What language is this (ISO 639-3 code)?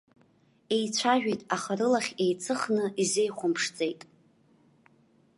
abk